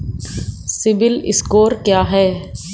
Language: Hindi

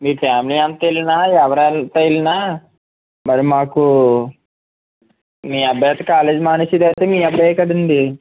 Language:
Telugu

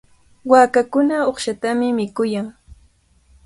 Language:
Cajatambo North Lima Quechua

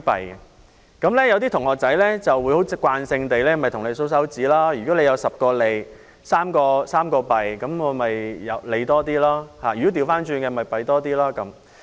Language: Cantonese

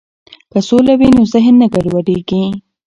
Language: Pashto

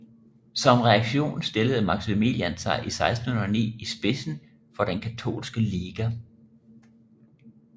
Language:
Danish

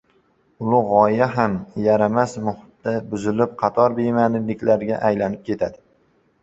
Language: Uzbek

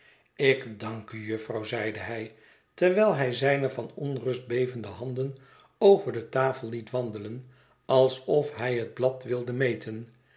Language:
Dutch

